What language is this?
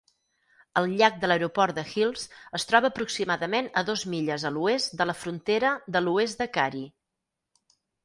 Catalan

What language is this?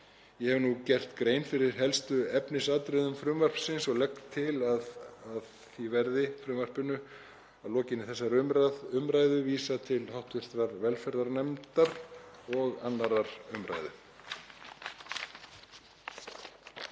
Icelandic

